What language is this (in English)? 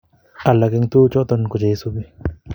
Kalenjin